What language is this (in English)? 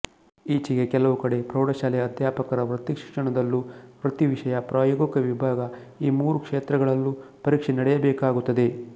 Kannada